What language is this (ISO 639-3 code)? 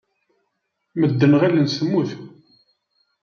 kab